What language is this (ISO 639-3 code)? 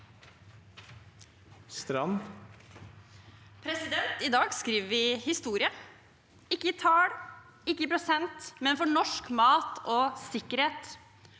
nor